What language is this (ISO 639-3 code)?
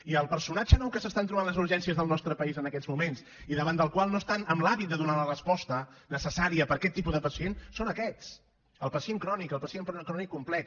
cat